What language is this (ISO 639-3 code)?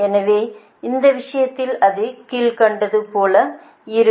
tam